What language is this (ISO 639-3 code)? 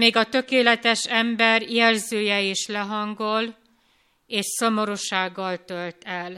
hun